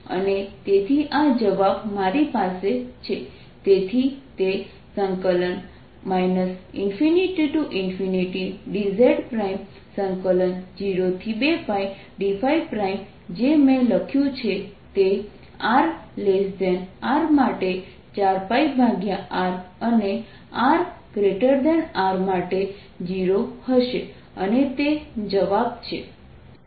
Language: Gujarati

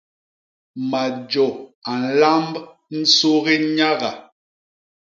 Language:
Basaa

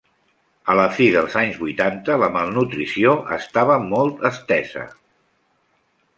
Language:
Catalan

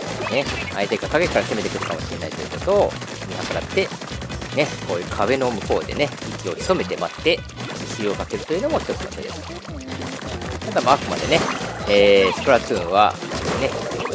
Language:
Japanese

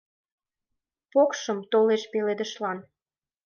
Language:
Mari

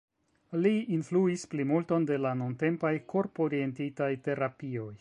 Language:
Esperanto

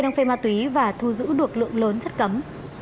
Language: Vietnamese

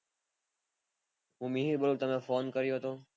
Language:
Gujarati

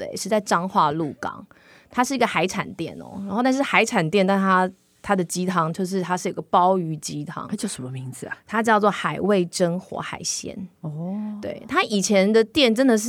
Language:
Chinese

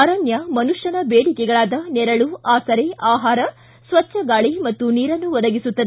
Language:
Kannada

